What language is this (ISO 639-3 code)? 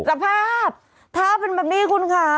tha